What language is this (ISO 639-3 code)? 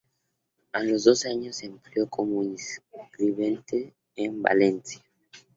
spa